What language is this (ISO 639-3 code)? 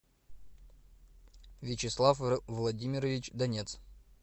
rus